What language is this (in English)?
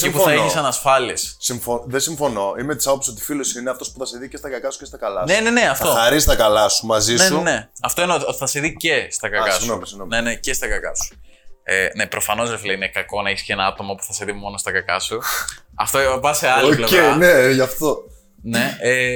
Greek